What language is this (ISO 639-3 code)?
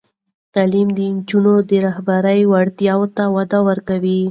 pus